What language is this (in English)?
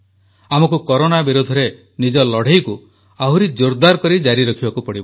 Odia